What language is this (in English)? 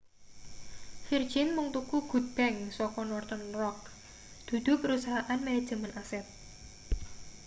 Javanese